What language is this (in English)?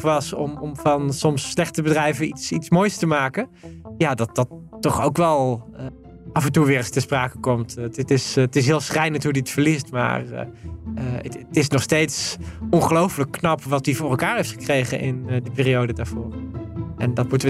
Dutch